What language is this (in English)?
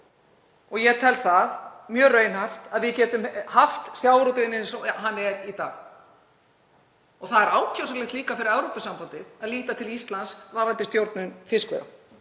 Icelandic